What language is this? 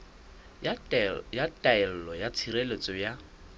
Southern Sotho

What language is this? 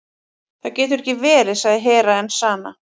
Icelandic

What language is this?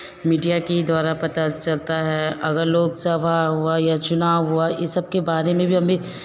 Hindi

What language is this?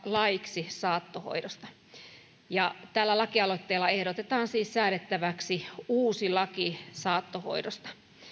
Finnish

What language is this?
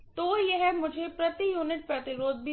Hindi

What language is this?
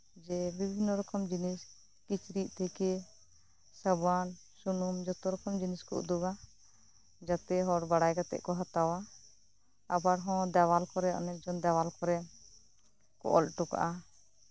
Santali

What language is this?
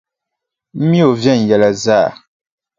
Dagbani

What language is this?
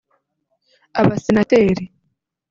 Kinyarwanda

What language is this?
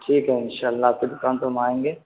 Urdu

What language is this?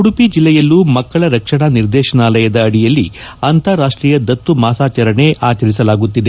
Kannada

